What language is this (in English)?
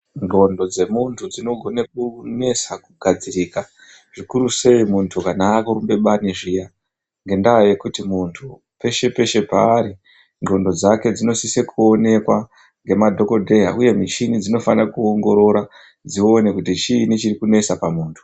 Ndau